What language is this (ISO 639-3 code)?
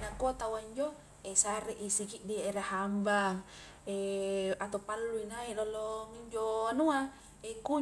kjk